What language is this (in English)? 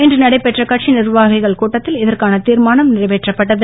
Tamil